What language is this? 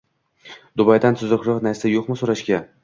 Uzbek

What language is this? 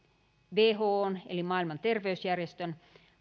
Finnish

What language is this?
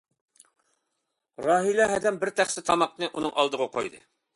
Uyghur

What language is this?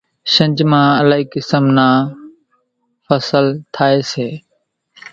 Kachi Koli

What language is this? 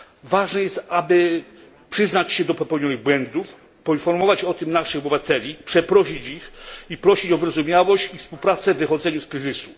Polish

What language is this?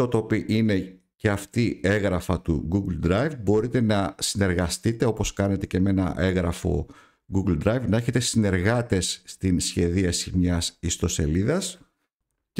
Greek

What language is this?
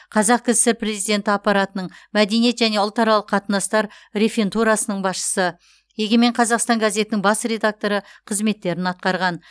Kazakh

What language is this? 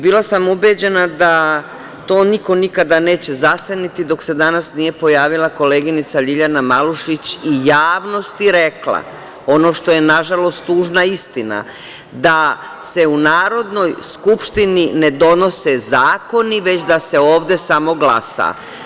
Serbian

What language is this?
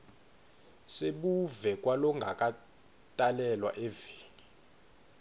Swati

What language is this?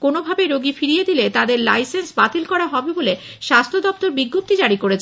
Bangla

